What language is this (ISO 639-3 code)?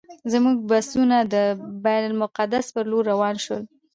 pus